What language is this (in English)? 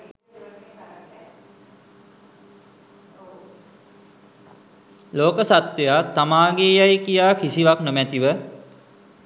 Sinhala